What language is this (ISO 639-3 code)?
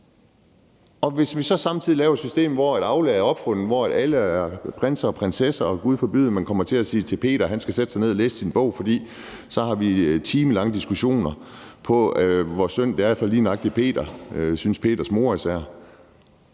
dan